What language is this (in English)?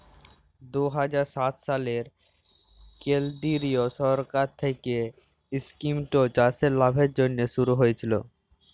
Bangla